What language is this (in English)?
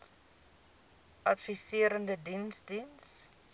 Afrikaans